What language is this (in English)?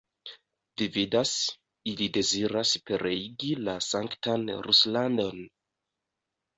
Esperanto